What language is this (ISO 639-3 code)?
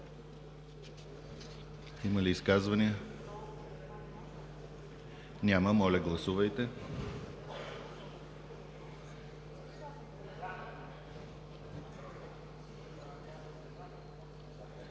bul